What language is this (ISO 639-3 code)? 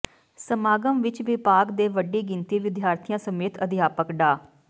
pan